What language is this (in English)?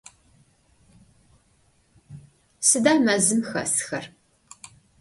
Adyghe